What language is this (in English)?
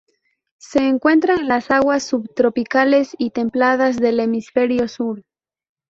Spanish